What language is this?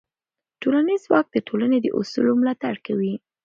Pashto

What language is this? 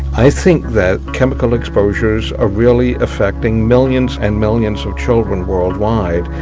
English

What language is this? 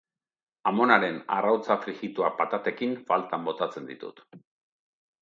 Basque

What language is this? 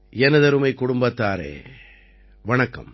Tamil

